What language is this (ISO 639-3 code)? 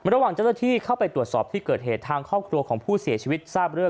tha